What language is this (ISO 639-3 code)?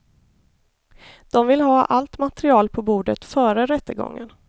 swe